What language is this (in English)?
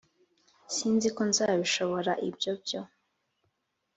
Kinyarwanda